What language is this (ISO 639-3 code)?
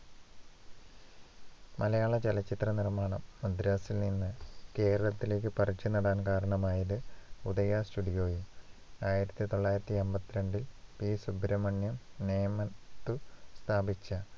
mal